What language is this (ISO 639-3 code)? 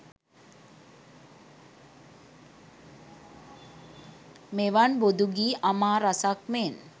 sin